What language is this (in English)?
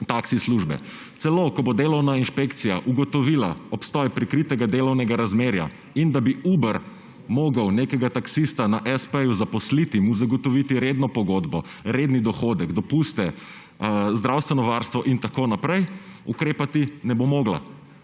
Slovenian